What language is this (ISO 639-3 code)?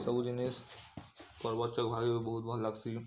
ori